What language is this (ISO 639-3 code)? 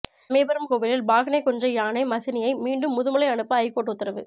tam